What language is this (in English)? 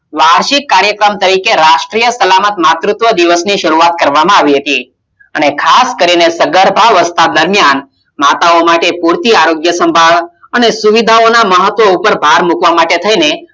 Gujarati